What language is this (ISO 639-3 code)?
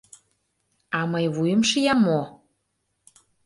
chm